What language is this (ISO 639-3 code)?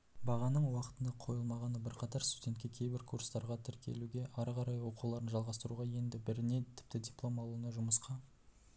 kaz